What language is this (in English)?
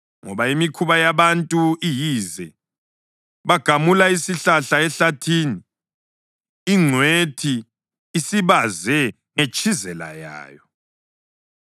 North Ndebele